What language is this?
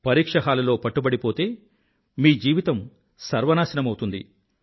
Telugu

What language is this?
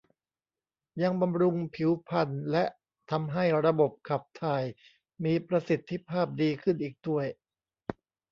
Thai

